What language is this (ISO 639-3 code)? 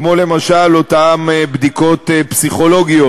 heb